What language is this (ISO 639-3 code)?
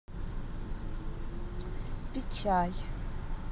rus